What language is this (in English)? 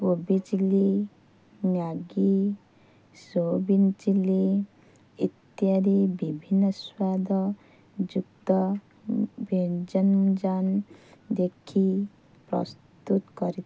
Odia